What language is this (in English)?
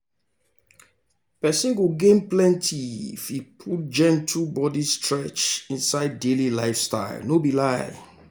Nigerian Pidgin